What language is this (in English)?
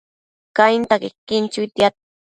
Matsés